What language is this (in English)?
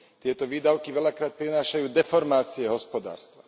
Slovak